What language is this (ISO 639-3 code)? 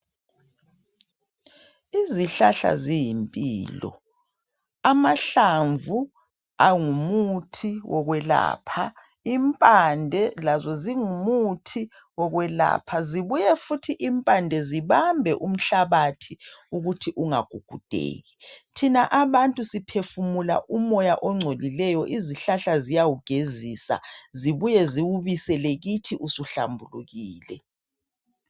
nde